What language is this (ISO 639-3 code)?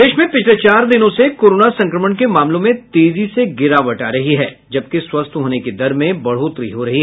hin